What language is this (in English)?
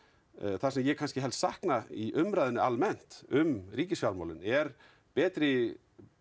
Icelandic